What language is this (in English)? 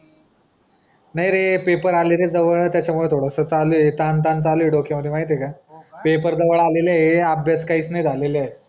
Marathi